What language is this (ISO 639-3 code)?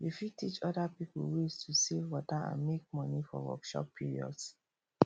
pcm